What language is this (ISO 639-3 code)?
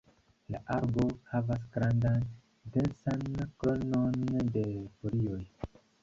epo